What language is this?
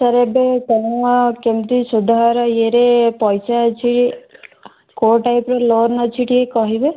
Odia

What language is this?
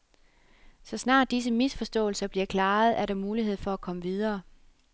Danish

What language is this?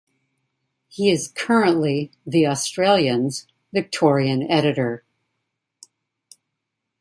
English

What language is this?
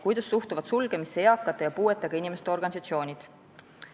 Estonian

